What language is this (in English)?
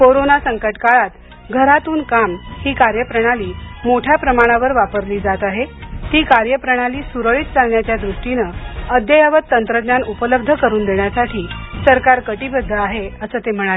Marathi